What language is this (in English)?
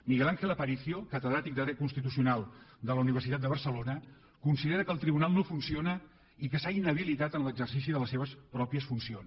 Catalan